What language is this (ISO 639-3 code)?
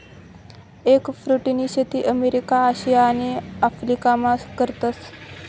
mar